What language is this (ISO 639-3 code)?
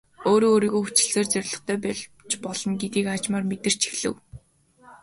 mon